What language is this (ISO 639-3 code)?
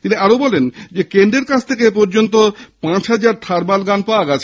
ben